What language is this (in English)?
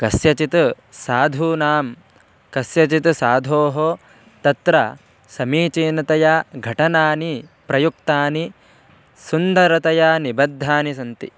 Sanskrit